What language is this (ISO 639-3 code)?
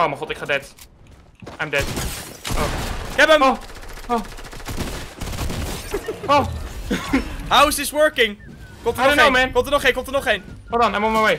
nld